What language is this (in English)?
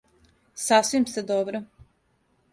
Serbian